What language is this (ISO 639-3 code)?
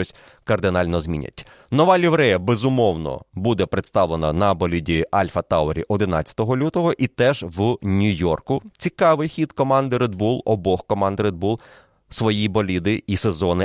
ukr